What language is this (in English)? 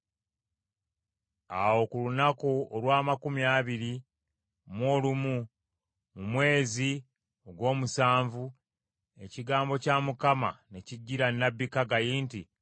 Ganda